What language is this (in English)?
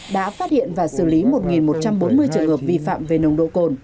Vietnamese